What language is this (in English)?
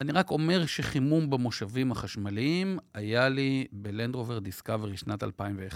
Hebrew